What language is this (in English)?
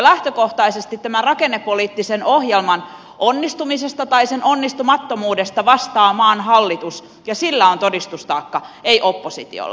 Finnish